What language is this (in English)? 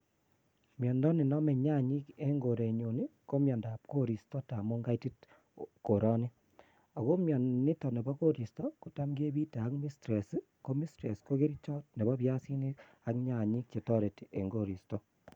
Kalenjin